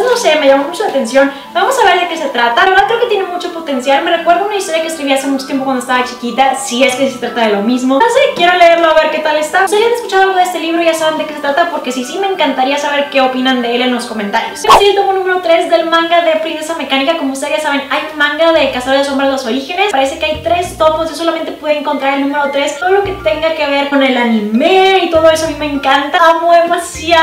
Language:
Spanish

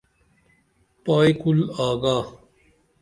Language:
Dameli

